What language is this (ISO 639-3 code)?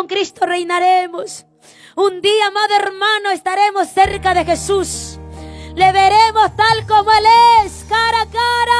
spa